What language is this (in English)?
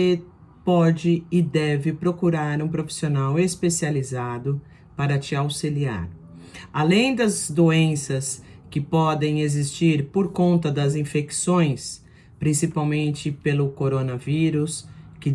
Portuguese